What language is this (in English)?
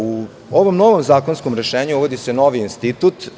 Serbian